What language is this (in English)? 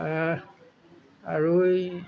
Assamese